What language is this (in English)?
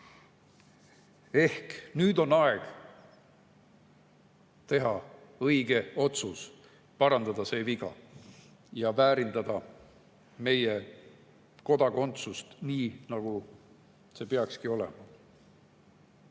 Estonian